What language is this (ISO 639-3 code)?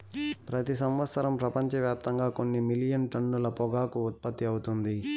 tel